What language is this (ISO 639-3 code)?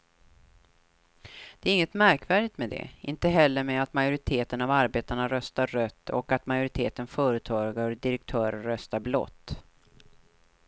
swe